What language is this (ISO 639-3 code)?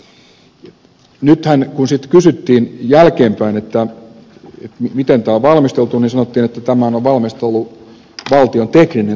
fin